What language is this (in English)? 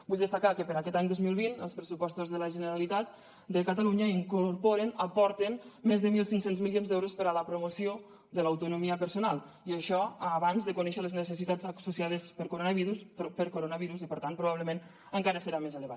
Catalan